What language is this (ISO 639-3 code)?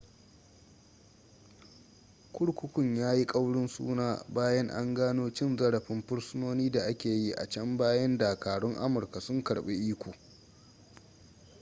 hau